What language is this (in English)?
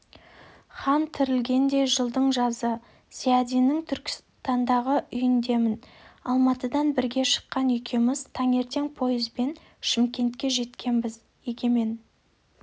Kazakh